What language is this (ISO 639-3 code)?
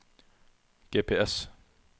nor